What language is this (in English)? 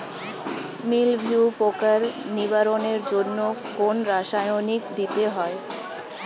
Bangla